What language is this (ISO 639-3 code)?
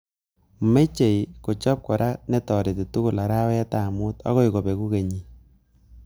kln